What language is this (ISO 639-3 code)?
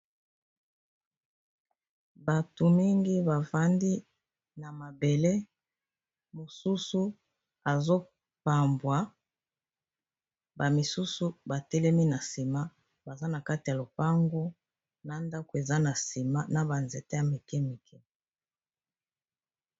lin